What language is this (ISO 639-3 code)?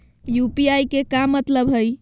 mag